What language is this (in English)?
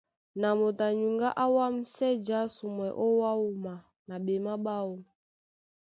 Duala